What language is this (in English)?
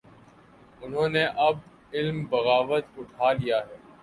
Urdu